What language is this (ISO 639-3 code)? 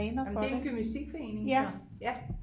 dan